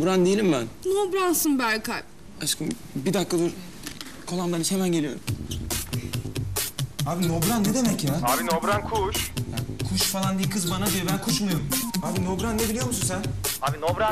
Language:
Turkish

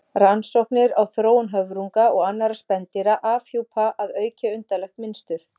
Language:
Icelandic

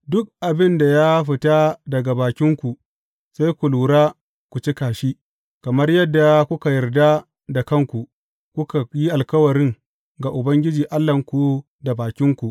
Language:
Hausa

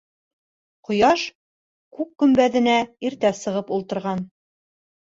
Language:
Bashkir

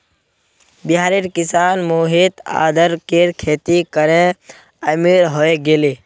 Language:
Magahi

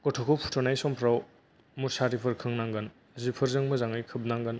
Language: Bodo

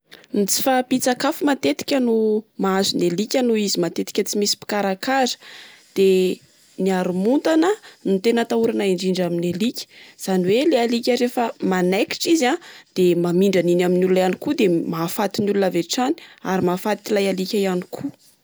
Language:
Malagasy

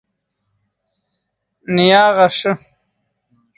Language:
Yidgha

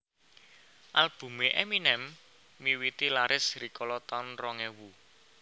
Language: Javanese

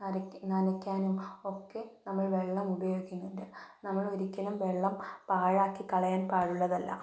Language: Malayalam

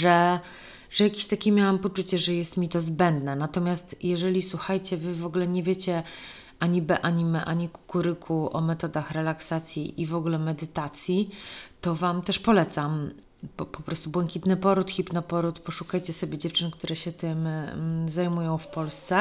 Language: Polish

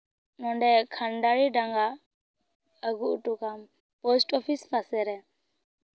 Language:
Santali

